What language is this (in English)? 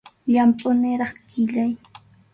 Arequipa-La Unión Quechua